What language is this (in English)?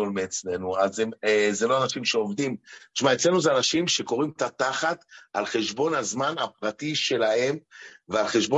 Hebrew